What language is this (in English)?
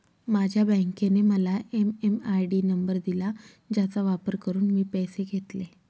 Marathi